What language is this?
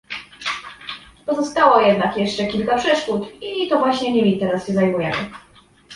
Polish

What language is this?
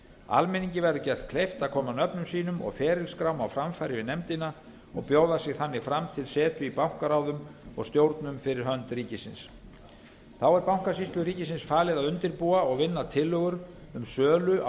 Icelandic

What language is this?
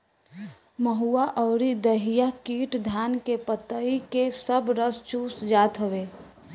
Bhojpuri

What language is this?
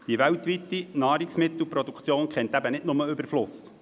Swiss German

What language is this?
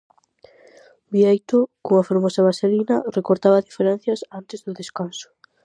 Galician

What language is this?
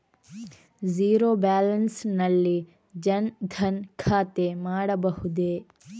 Kannada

